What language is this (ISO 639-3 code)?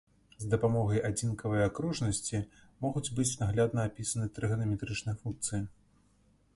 bel